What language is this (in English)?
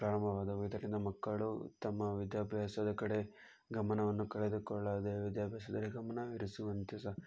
Kannada